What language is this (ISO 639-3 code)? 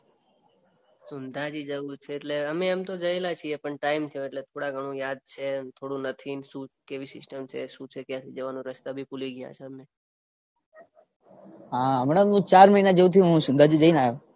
guj